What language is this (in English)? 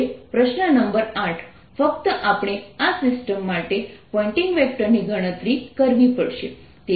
Gujarati